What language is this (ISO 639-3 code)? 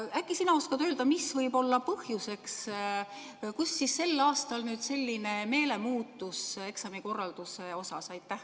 est